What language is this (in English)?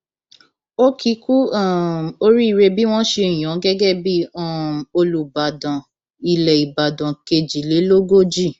Yoruba